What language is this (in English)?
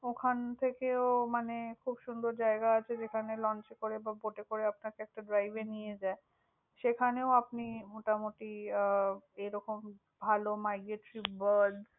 Bangla